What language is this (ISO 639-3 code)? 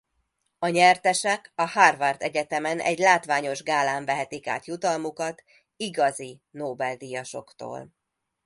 hun